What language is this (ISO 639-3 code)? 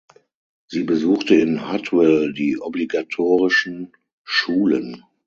deu